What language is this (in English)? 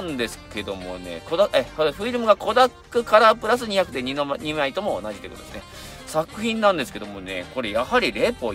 Japanese